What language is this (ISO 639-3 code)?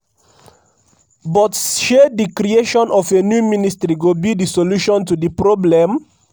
pcm